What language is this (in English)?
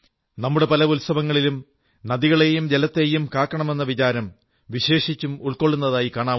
Malayalam